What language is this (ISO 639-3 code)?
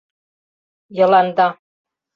chm